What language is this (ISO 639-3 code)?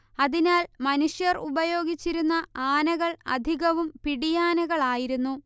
mal